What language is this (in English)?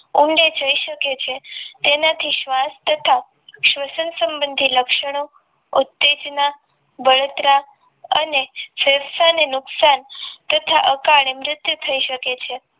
Gujarati